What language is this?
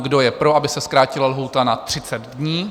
Czech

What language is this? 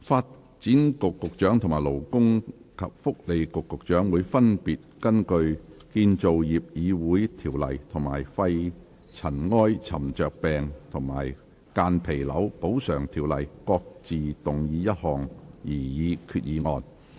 Cantonese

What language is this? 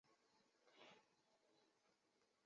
Chinese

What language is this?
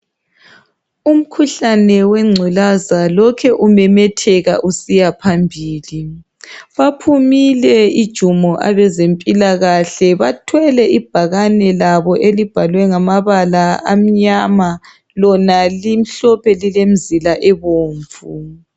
North Ndebele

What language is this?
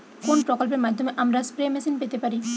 Bangla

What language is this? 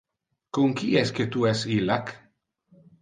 Interlingua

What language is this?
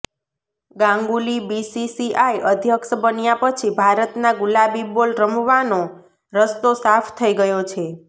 Gujarati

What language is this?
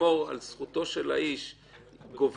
Hebrew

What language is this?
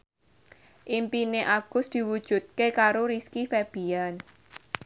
Javanese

